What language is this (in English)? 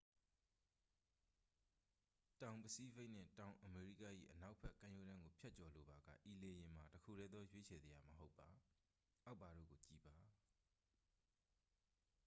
Burmese